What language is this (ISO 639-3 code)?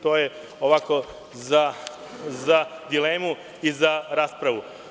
srp